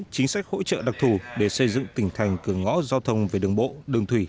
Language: Vietnamese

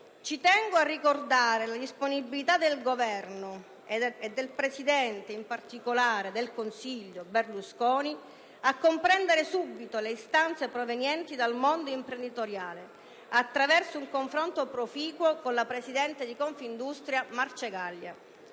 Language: Italian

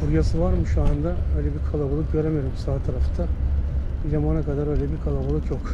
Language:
Turkish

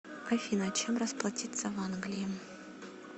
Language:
Russian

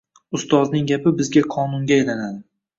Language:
Uzbek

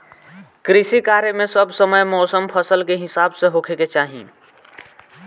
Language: Bhojpuri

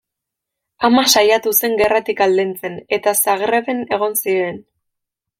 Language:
Basque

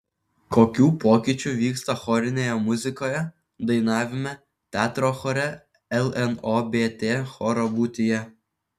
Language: Lithuanian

